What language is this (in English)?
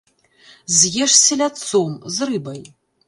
Belarusian